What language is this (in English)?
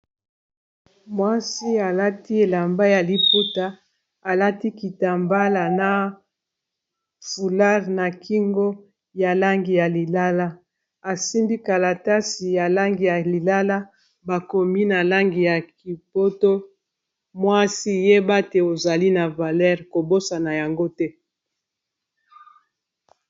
Lingala